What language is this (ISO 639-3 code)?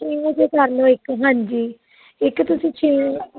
pan